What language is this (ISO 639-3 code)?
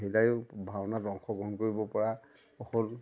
asm